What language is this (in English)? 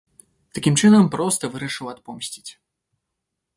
Belarusian